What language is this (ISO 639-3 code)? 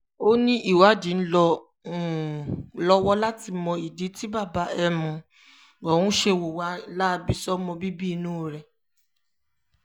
yor